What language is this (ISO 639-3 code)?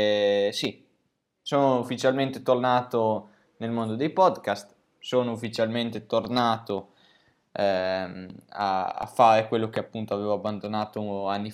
ita